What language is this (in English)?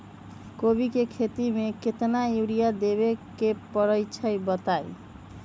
Magahi